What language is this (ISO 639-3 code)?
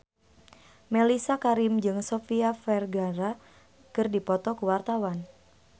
sun